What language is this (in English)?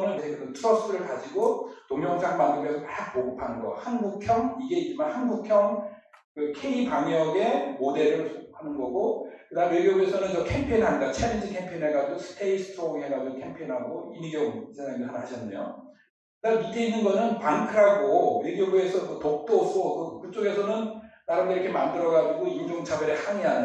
Korean